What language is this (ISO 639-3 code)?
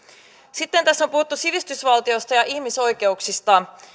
fin